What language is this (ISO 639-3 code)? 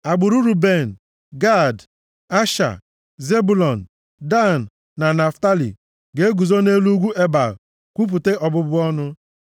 ibo